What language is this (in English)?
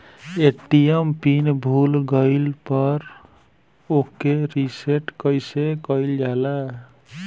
Bhojpuri